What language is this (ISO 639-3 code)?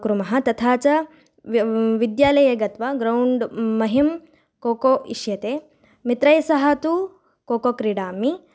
san